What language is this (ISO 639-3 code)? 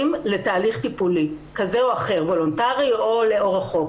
heb